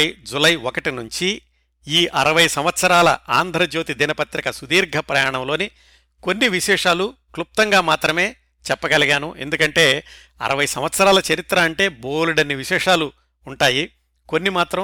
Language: Telugu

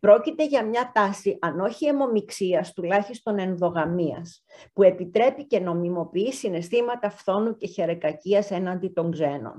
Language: Greek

